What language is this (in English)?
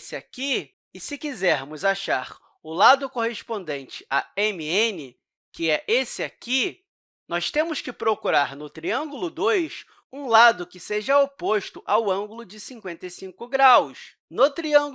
Portuguese